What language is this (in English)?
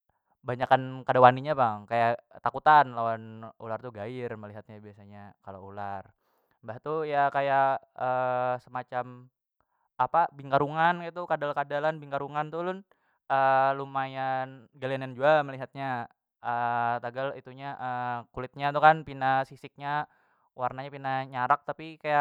Banjar